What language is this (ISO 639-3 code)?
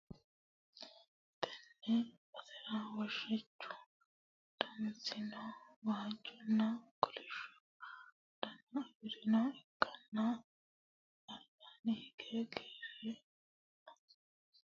sid